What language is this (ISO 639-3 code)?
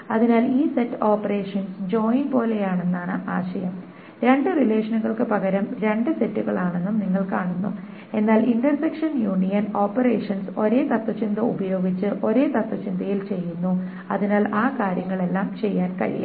mal